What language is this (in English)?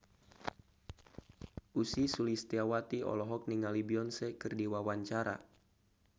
Sundanese